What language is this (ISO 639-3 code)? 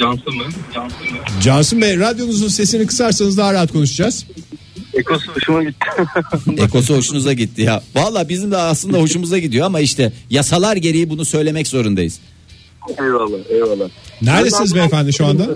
tur